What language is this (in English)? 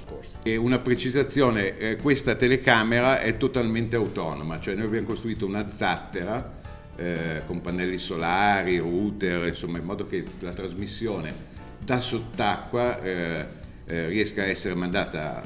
Italian